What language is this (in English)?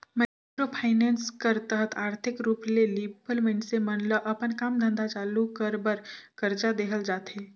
Chhattisgarhi